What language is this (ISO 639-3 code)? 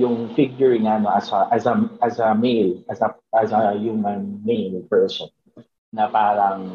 fil